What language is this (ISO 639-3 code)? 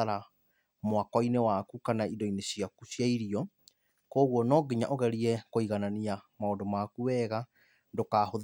kik